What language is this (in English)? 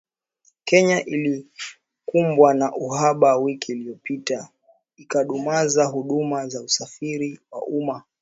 Swahili